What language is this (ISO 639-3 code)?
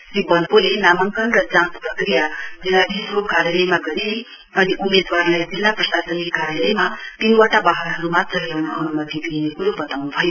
nep